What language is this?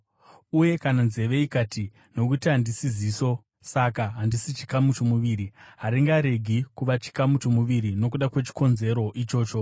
Shona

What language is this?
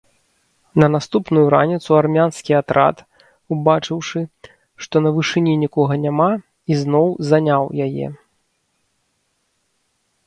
Belarusian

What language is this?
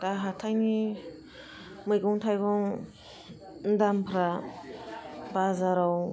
Bodo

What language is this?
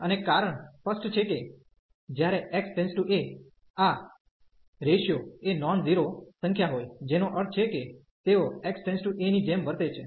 Gujarati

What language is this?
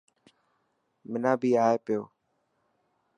Dhatki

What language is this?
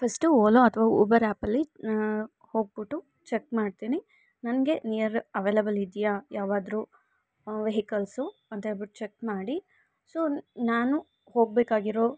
Kannada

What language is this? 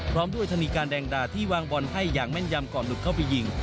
Thai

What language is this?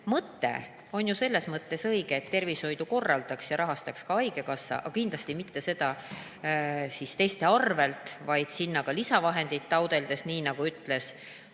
Estonian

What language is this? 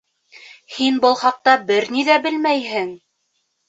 Bashkir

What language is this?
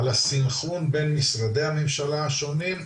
Hebrew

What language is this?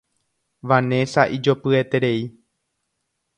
Guarani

